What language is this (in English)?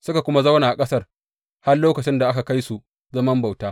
Hausa